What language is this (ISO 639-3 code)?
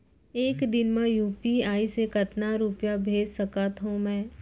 hne